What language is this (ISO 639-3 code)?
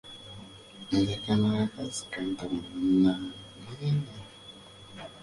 lug